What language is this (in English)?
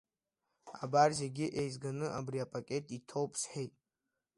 Abkhazian